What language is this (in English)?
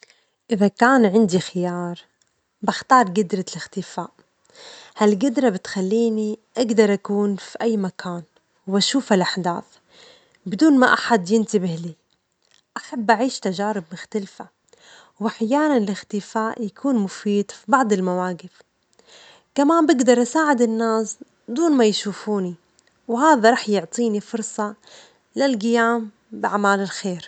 Omani Arabic